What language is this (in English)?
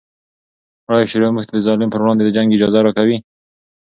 Pashto